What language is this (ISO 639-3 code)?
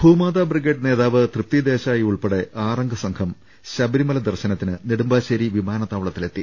mal